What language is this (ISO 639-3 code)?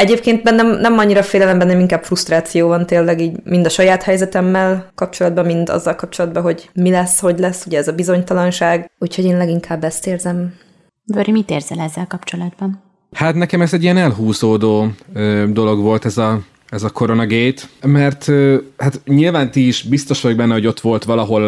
hun